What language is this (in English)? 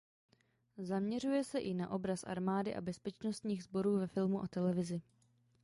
Czech